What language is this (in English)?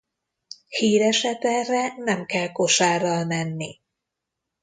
Hungarian